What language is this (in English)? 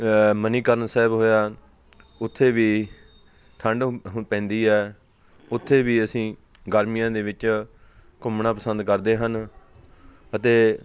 Punjabi